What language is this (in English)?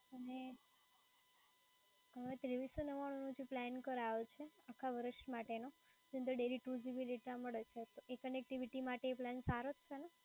Gujarati